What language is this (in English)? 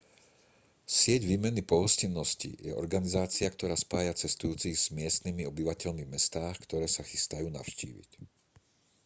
Slovak